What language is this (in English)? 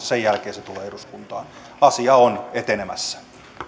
Finnish